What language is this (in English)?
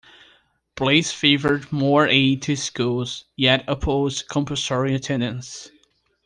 English